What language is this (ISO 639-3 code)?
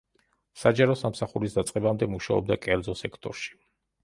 kat